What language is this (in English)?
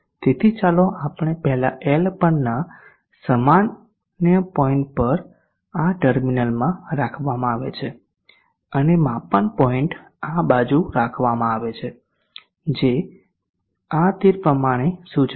Gujarati